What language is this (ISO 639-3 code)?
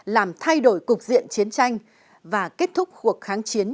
vie